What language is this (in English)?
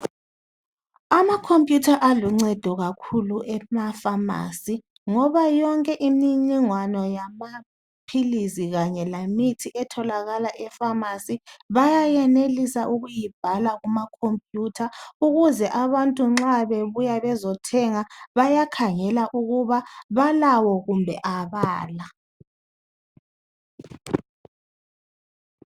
North Ndebele